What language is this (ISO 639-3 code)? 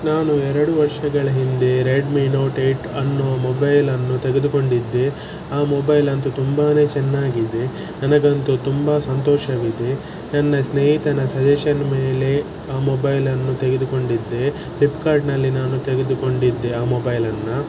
kan